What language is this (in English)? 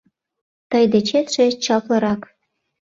Mari